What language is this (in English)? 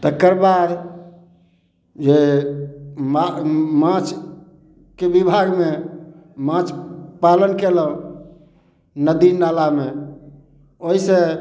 Maithili